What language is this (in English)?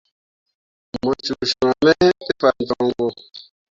Mundang